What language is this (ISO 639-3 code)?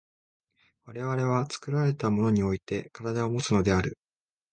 jpn